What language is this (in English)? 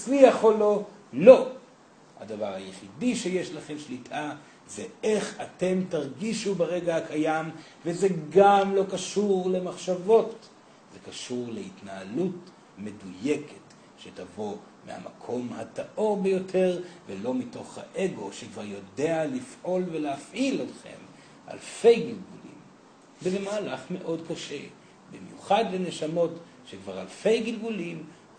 Hebrew